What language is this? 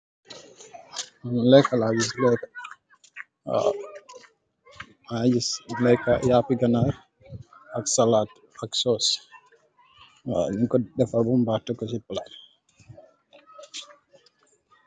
Wolof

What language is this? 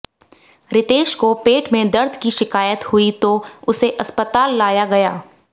Hindi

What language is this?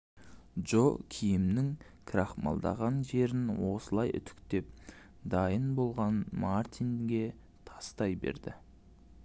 Kazakh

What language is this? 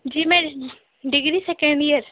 Urdu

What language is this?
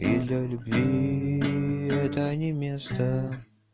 Russian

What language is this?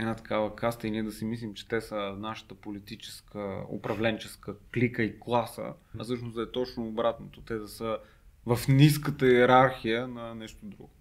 Bulgarian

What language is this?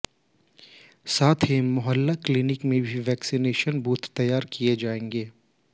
Hindi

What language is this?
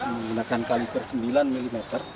Indonesian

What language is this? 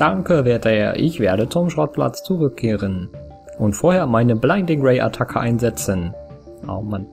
German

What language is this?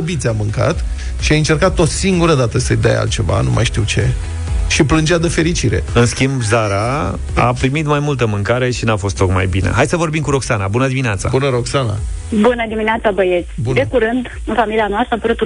Romanian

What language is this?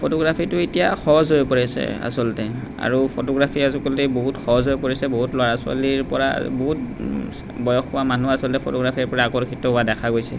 Assamese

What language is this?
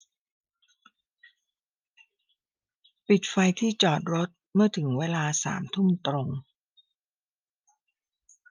Thai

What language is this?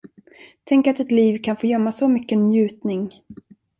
Swedish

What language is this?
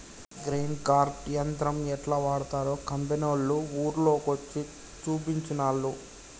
Telugu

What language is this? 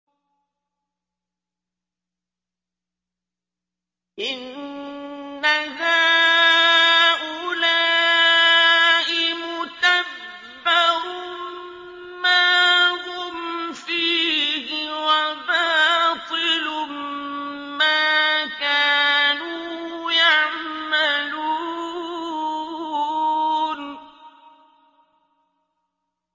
Arabic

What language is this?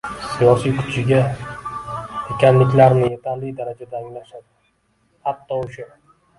Uzbek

